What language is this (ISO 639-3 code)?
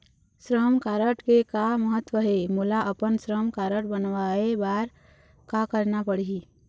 hne